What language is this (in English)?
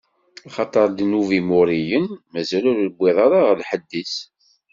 Kabyle